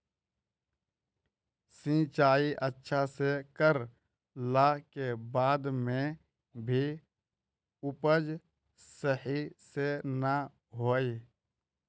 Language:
Magahi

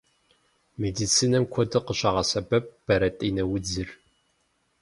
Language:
Kabardian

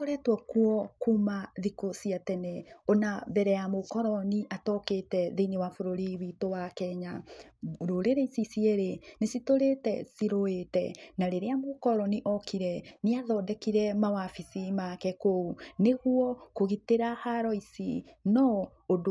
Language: Kikuyu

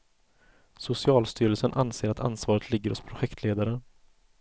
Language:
Swedish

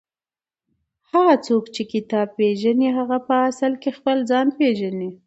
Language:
Pashto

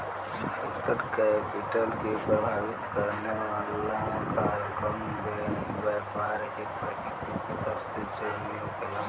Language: Bhojpuri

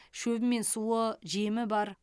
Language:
Kazakh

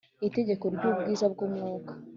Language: Kinyarwanda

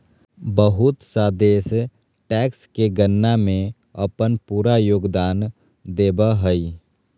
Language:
Magahi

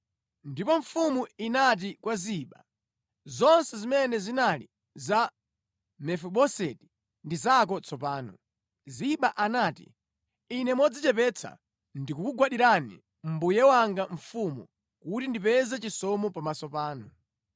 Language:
Nyanja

